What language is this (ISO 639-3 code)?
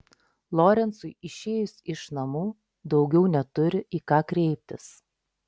lit